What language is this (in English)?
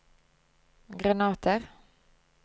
Norwegian